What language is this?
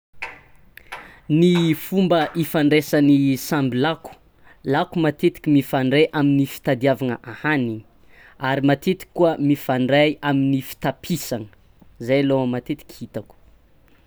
Tsimihety Malagasy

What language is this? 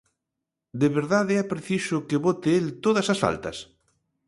Galician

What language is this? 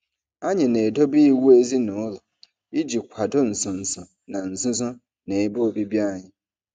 Igbo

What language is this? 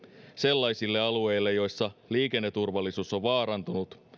Finnish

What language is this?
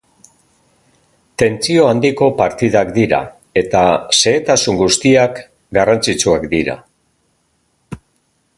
Basque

